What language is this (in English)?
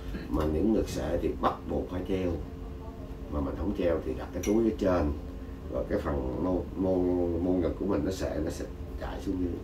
Vietnamese